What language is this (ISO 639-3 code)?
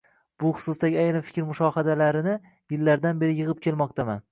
uzb